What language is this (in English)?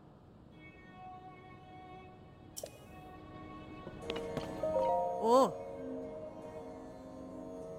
French